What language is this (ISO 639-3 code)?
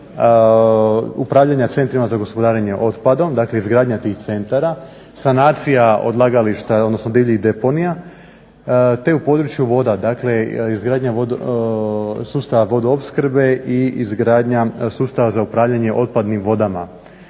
hrv